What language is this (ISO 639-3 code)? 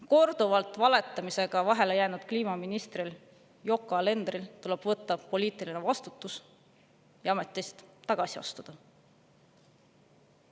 est